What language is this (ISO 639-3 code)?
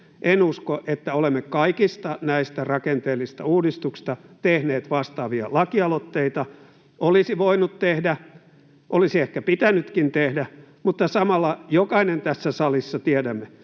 fin